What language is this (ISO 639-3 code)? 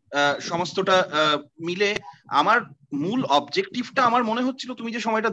ben